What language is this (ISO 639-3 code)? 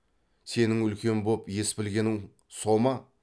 kaz